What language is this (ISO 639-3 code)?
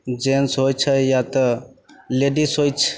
mai